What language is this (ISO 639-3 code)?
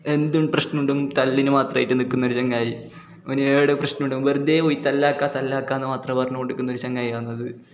mal